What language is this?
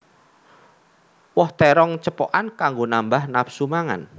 Javanese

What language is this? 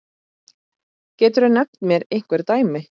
Icelandic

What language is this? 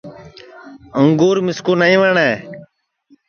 Sansi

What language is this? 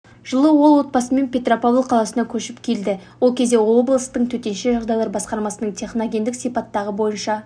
Kazakh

